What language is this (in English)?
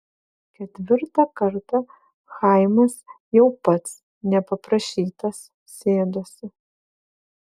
Lithuanian